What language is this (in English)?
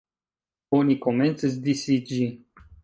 Esperanto